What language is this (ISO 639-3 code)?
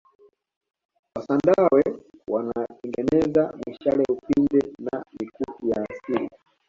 swa